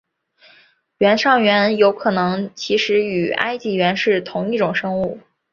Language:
Chinese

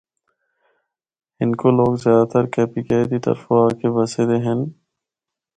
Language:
Northern Hindko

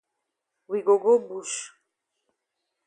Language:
Cameroon Pidgin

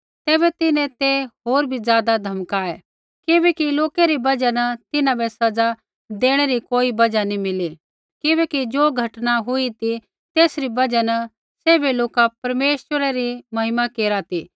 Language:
Kullu Pahari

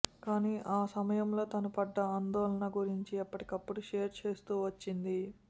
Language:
Telugu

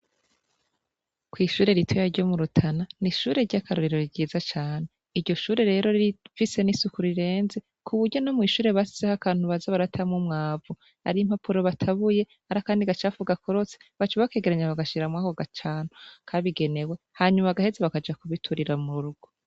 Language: Rundi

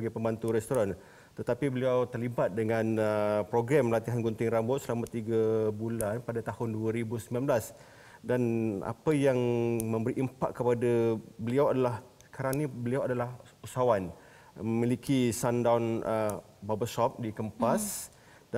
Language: Malay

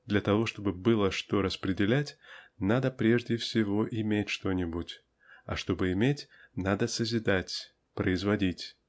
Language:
Russian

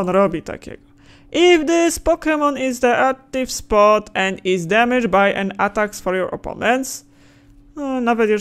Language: Polish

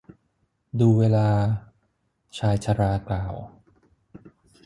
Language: Thai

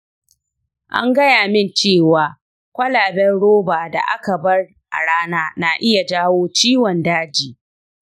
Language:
Hausa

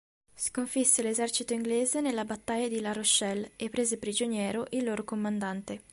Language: Italian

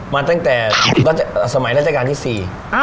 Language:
Thai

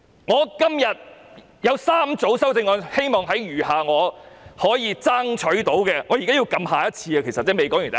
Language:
Cantonese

